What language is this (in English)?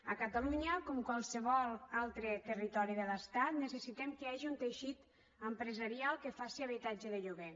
Catalan